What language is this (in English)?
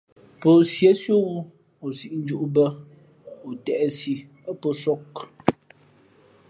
Fe'fe'